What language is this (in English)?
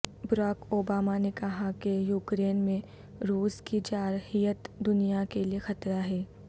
Urdu